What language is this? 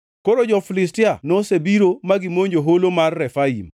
Luo (Kenya and Tanzania)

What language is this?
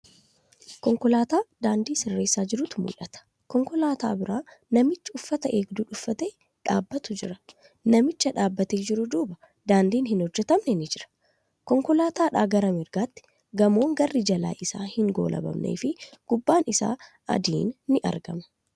Oromo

